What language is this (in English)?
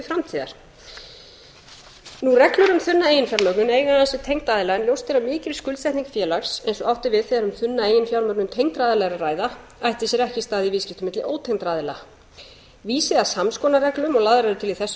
Icelandic